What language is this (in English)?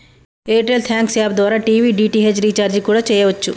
Telugu